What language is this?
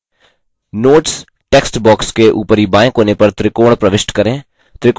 Hindi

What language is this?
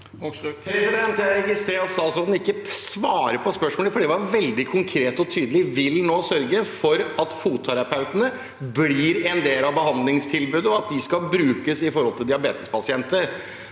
Norwegian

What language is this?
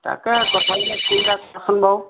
Assamese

